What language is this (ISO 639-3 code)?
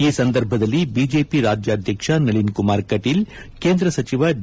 kan